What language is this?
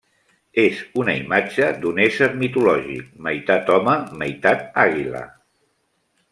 Catalan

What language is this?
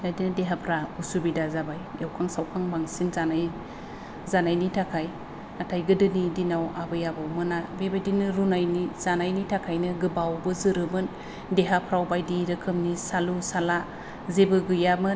Bodo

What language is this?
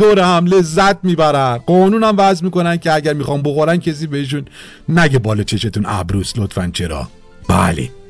Persian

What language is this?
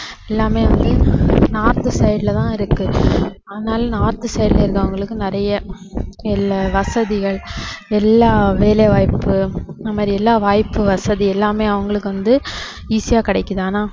Tamil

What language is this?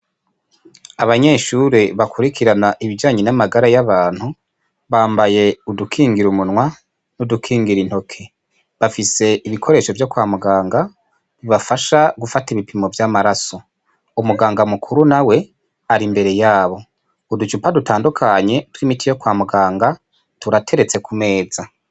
Rundi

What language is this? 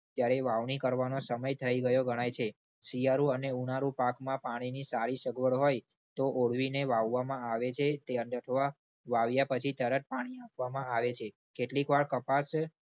Gujarati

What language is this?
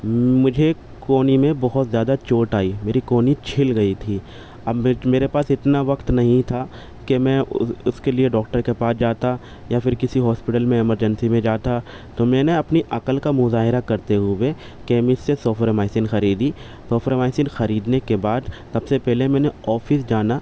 Urdu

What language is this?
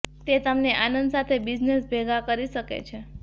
Gujarati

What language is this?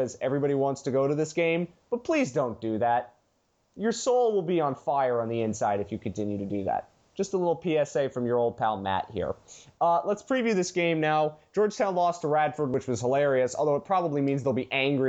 English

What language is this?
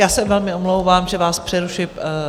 Czech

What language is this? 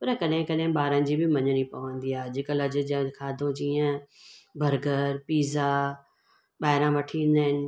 Sindhi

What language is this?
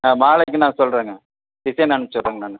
Tamil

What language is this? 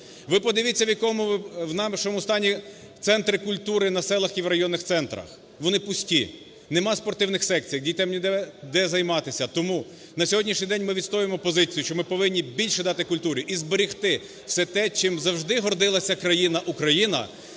Ukrainian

